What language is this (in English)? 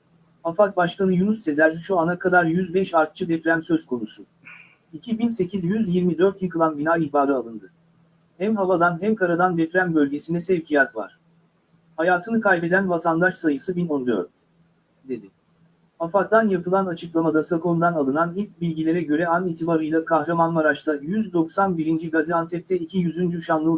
Turkish